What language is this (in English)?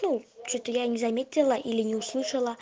Russian